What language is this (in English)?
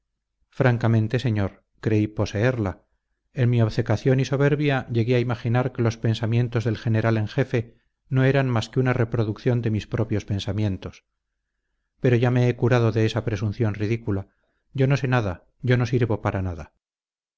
Spanish